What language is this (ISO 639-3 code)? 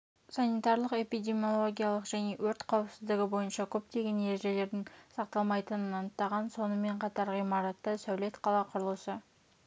kaz